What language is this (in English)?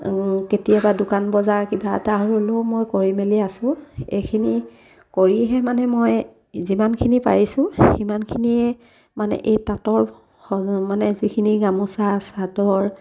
Assamese